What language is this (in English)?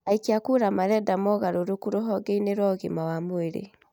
Kikuyu